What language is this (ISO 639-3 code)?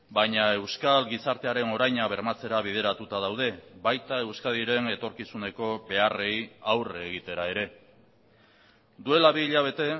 eus